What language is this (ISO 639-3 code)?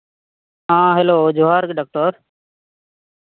sat